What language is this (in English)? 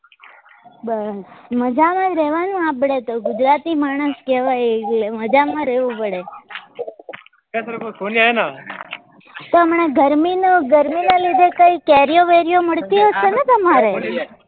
Gujarati